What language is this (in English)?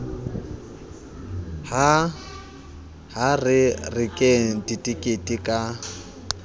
Southern Sotho